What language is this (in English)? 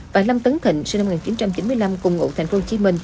Vietnamese